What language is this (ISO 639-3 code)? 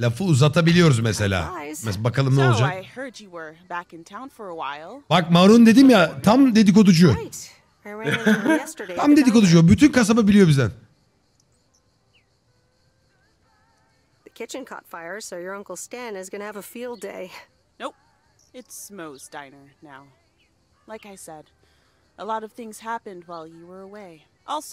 tur